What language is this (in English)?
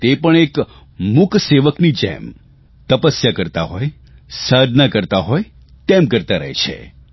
Gujarati